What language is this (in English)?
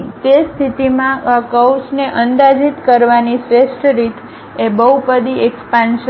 Gujarati